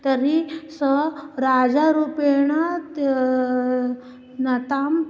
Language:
Sanskrit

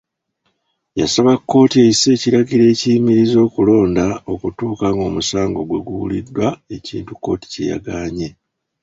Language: Ganda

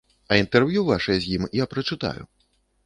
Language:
Belarusian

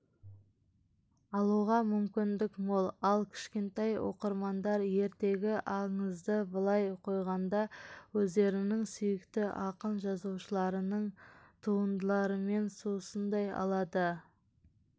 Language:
Kazakh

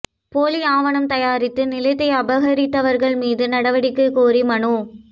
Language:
Tamil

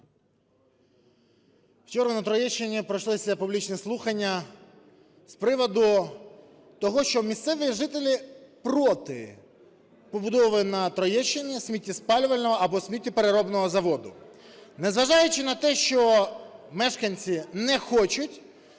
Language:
Ukrainian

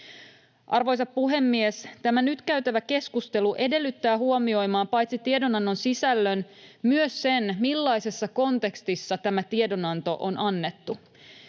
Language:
Finnish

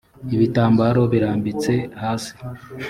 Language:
Kinyarwanda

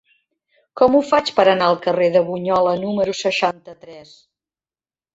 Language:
Catalan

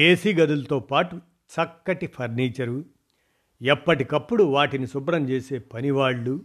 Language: Telugu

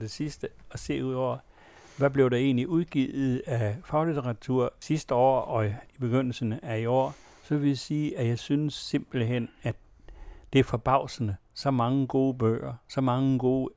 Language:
Danish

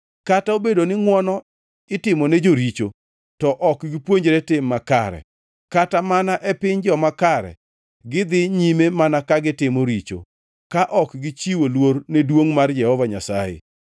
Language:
Luo (Kenya and Tanzania)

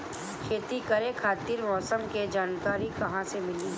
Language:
Bhojpuri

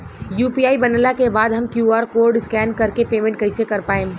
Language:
Bhojpuri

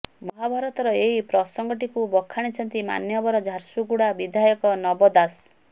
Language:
Odia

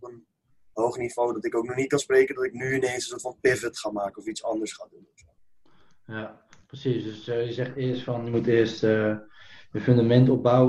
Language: Dutch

